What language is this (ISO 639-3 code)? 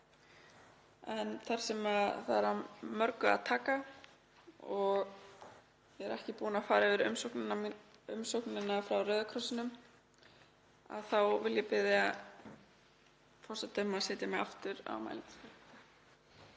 isl